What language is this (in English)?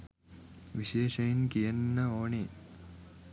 Sinhala